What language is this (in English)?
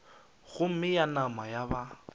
Northern Sotho